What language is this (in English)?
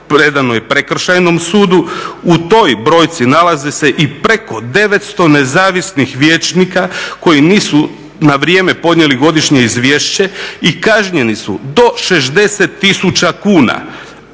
Croatian